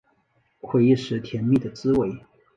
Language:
Chinese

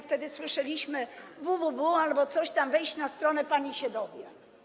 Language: Polish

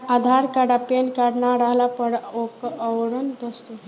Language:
Bhojpuri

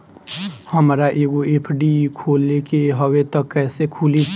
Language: Bhojpuri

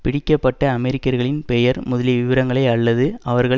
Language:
Tamil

